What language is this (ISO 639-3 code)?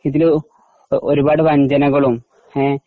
mal